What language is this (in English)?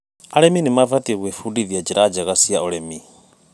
Kikuyu